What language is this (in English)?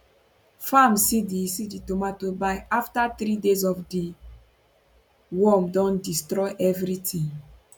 Nigerian Pidgin